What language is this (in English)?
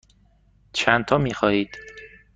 Persian